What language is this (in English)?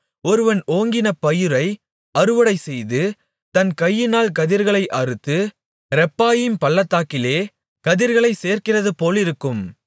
Tamil